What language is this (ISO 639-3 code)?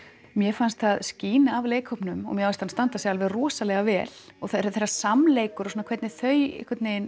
isl